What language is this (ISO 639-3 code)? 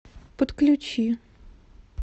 rus